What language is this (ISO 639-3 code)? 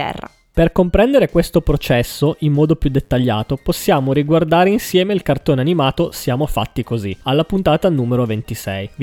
ita